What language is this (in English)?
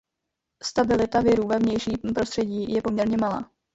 Czech